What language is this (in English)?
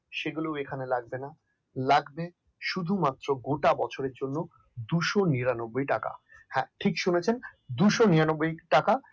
Bangla